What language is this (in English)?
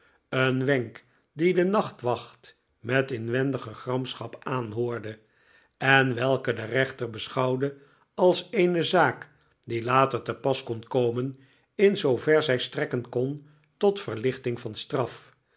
Dutch